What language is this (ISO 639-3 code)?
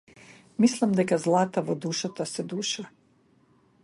mkd